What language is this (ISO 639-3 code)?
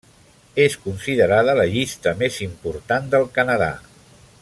cat